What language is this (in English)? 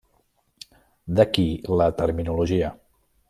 Catalan